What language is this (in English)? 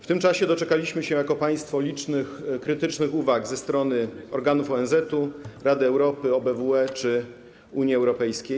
Polish